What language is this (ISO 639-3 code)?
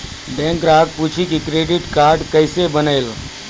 mai